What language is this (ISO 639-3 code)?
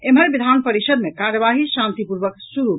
mai